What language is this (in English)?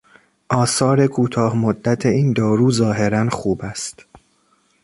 Persian